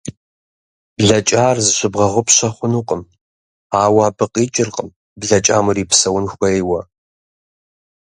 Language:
Kabardian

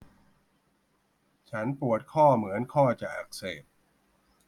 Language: Thai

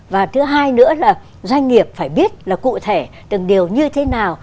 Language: Vietnamese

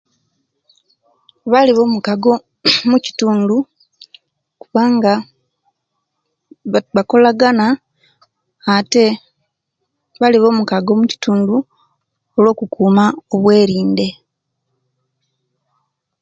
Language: Kenyi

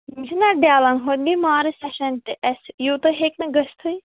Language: Kashmiri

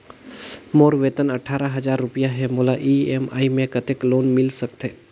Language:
Chhattisgarhi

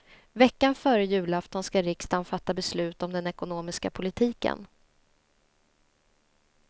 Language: Swedish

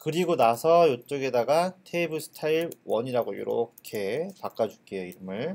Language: Korean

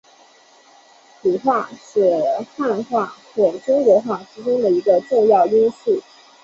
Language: Chinese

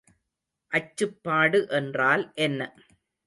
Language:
Tamil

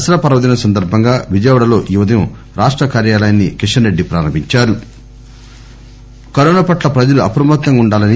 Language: Telugu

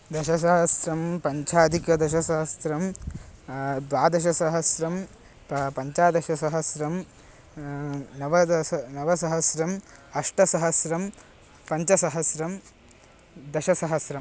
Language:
Sanskrit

